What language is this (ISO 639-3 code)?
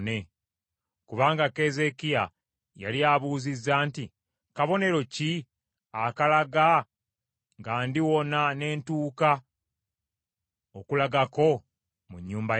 lug